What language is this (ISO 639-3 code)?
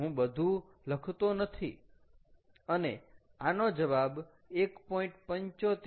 guj